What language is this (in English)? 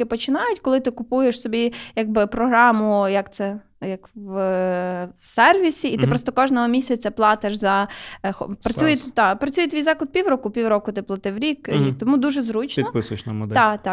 Ukrainian